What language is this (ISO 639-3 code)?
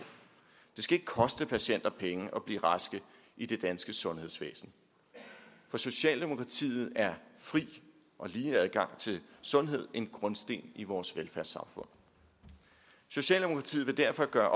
dan